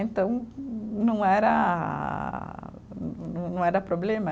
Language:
Portuguese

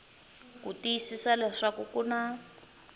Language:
Tsonga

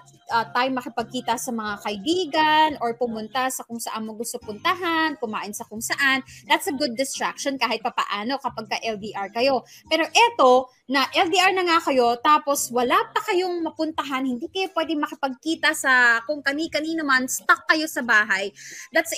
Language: Filipino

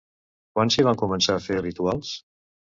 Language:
Catalan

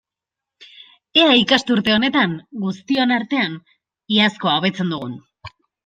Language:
Basque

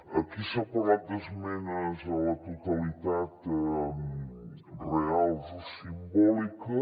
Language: Catalan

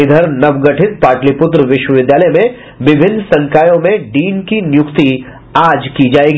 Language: Hindi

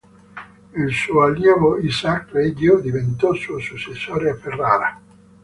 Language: Italian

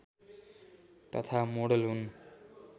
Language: Nepali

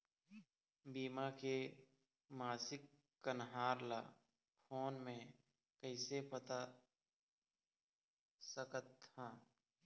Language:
Chhattisgarhi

